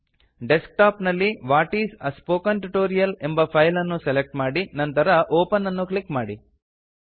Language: Kannada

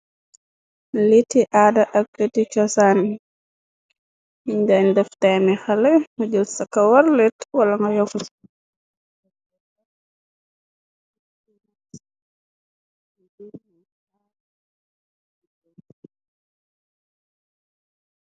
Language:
Wolof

